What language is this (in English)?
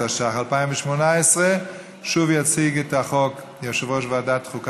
Hebrew